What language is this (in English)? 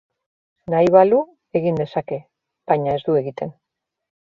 Basque